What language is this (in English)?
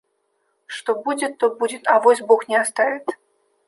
Russian